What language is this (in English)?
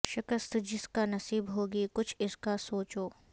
Urdu